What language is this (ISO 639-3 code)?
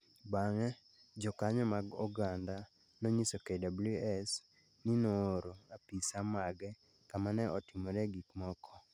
luo